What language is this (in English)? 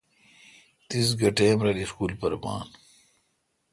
Kalkoti